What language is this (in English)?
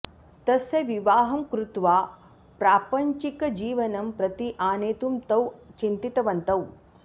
Sanskrit